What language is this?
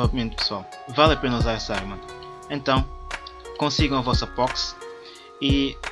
Portuguese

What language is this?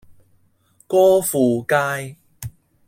Cantonese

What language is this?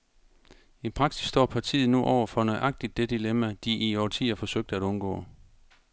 Danish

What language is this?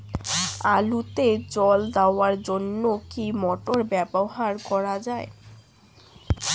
Bangla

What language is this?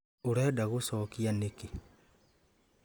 Kikuyu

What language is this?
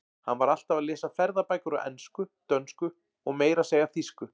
Icelandic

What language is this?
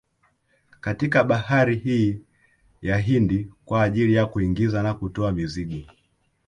Swahili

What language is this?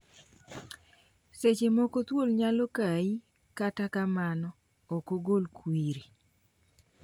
Luo (Kenya and Tanzania)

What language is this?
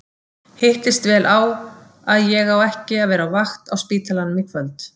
Icelandic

